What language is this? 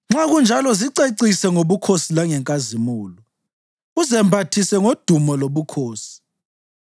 North Ndebele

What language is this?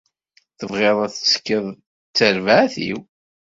Kabyle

